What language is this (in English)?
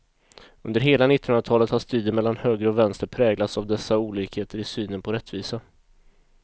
Swedish